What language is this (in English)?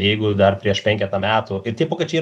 Lithuanian